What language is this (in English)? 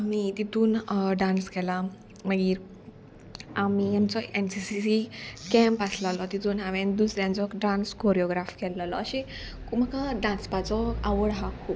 Konkani